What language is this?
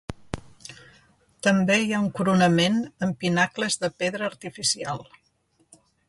Catalan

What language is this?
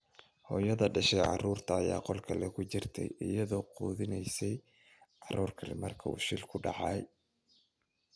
Somali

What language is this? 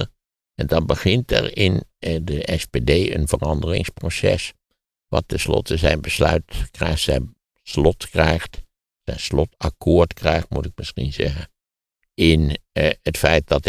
Dutch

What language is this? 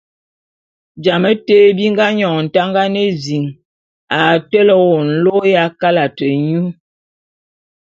Bulu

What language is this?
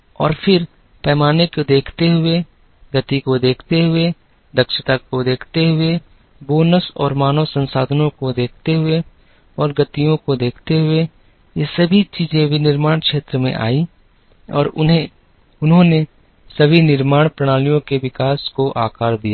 Hindi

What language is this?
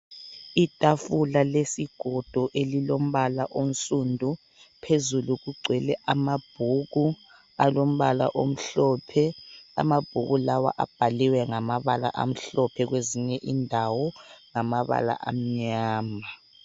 North Ndebele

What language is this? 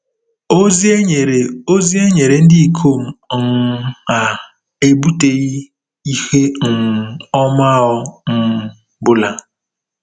Igbo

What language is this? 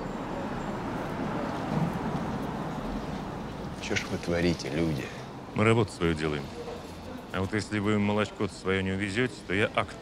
Russian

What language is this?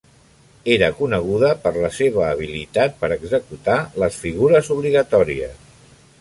Catalan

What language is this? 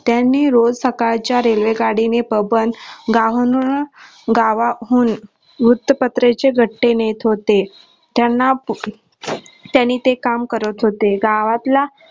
Marathi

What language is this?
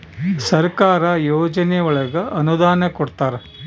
Kannada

